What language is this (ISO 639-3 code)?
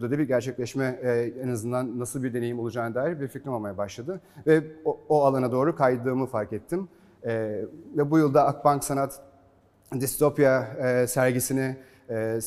tur